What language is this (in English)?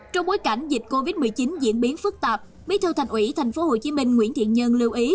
Vietnamese